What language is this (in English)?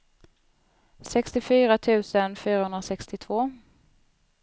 Swedish